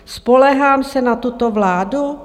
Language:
Czech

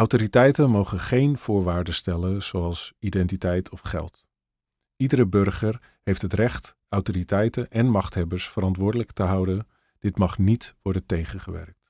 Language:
Dutch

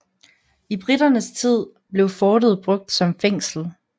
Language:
Danish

